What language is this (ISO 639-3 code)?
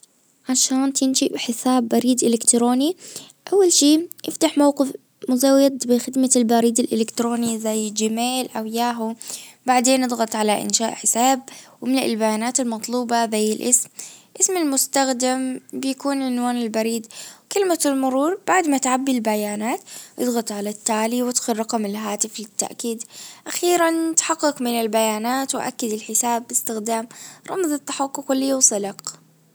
ars